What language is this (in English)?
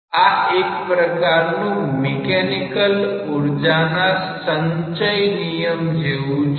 Gujarati